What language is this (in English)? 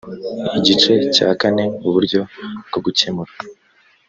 Kinyarwanda